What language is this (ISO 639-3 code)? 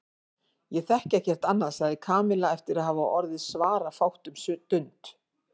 isl